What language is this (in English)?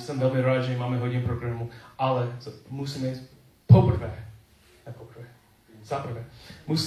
Czech